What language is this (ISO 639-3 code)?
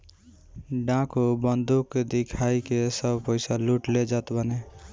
bho